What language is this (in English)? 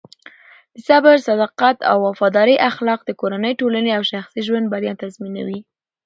Pashto